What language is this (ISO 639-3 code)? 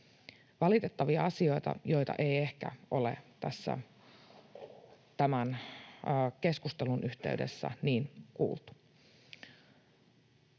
fin